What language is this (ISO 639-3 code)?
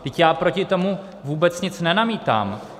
ces